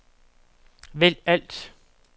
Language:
Danish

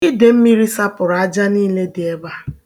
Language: Igbo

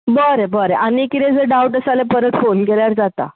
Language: Konkani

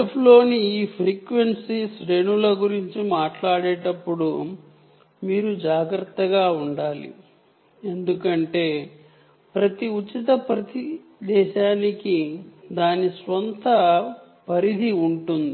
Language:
Telugu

